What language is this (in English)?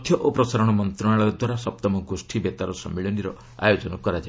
Odia